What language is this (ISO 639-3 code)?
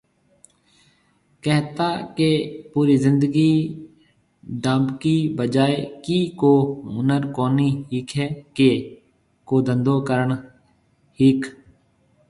mve